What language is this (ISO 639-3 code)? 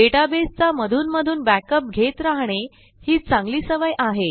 mar